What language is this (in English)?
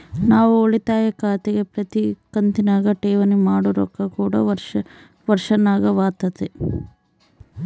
Kannada